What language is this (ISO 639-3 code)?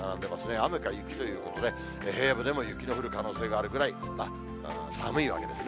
jpn